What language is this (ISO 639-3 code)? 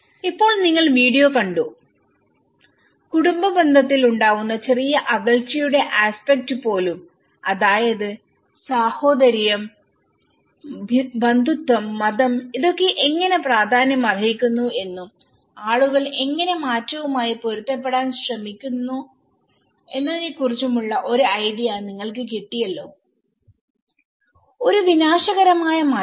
mal